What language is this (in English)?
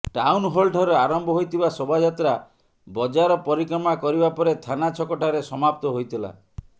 Odia